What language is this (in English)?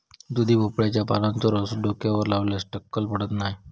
Marathi